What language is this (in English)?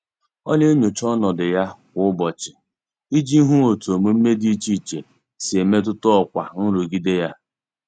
Igbo